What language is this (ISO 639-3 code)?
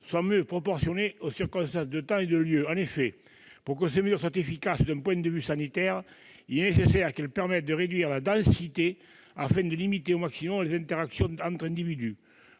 fra